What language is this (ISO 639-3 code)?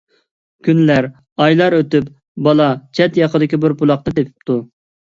uig